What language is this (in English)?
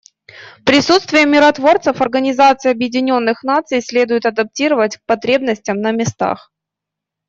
Russian